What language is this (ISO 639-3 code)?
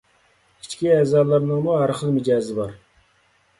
uig